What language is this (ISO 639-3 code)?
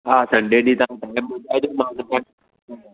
snd